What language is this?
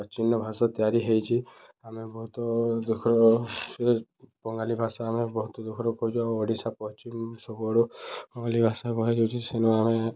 Odia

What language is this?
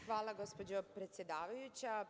Serbian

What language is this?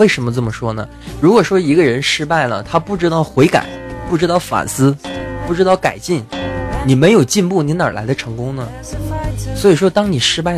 Chinese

